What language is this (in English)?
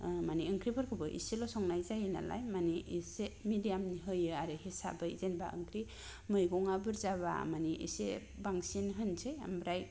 Bodo